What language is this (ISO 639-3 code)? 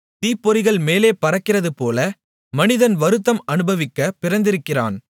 tam